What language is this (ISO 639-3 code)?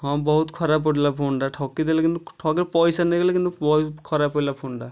ori